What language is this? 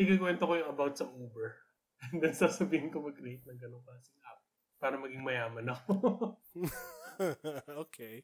Filipino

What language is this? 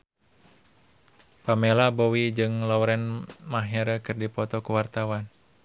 Sundanese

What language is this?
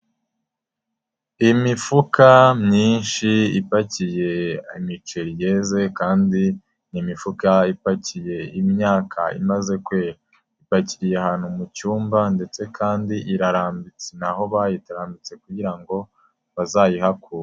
Kinyarwanda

